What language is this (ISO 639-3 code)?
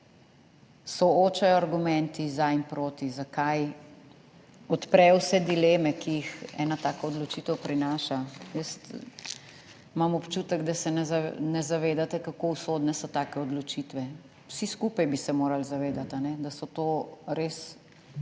slv